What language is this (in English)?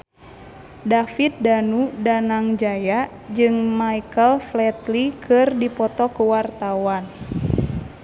Sundanese